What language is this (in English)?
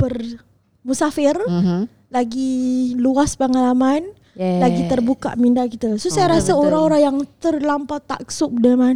Malay